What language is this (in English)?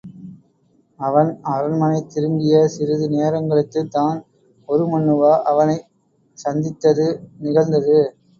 Tamil